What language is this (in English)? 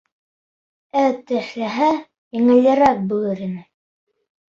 Bashkir